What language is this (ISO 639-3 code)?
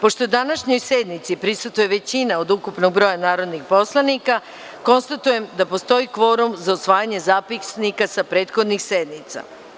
srp